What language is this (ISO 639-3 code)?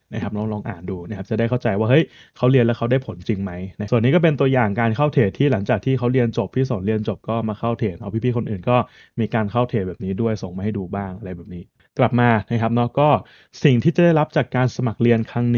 tha